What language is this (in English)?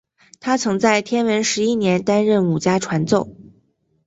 Chinese